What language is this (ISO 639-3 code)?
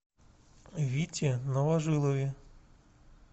rus